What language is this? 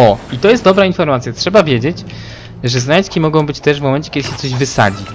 Polish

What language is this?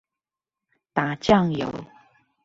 Chinese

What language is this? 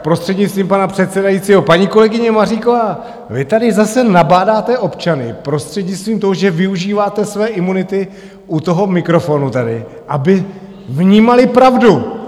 Czech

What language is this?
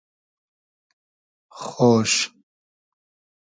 Hazaragi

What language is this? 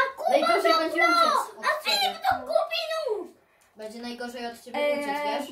Polish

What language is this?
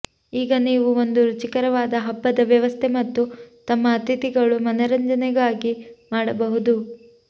Kannada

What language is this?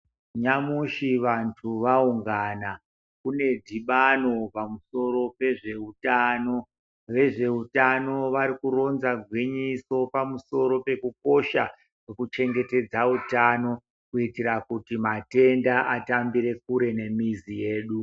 Ndau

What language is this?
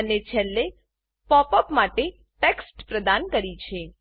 Gujarati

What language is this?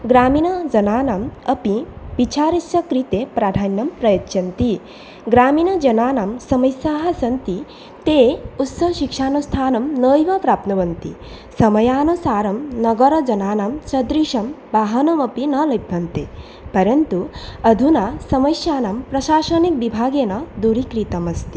Sanskrit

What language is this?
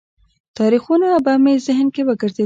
Pashto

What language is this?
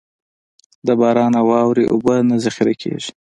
Pashto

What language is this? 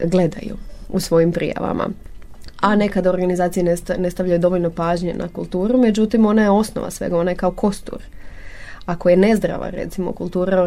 Croatian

